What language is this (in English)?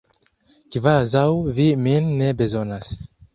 Esperanto